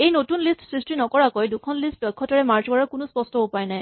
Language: Assamese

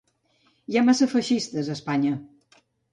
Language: Catalan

